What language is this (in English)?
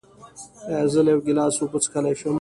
Pashto